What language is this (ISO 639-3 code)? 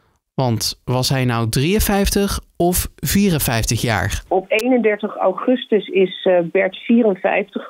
nld